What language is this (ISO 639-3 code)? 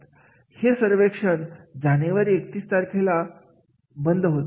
mar